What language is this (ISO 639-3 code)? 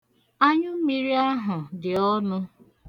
ibo